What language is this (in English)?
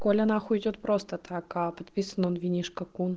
Russian